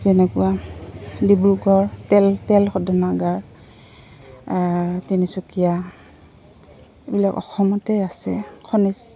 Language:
Assamese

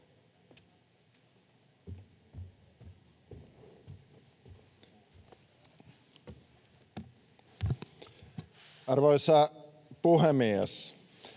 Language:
Finnish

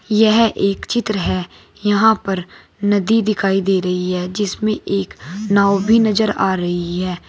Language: Hindi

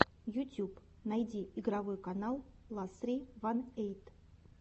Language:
Russian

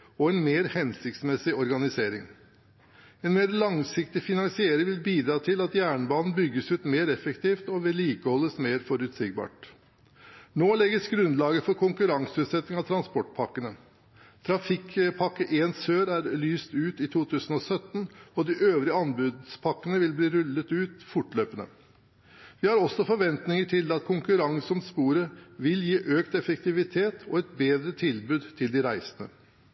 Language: Norwegian Bokmål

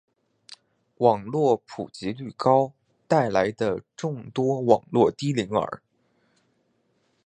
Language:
Chinese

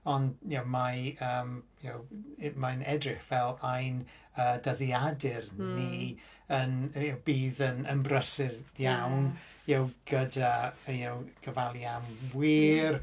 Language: Welsh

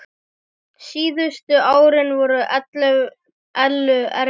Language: Icelandic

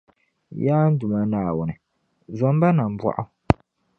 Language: Dagbani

